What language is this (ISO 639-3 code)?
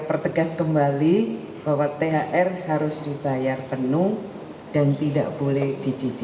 ind